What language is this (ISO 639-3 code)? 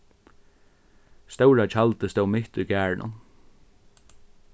fao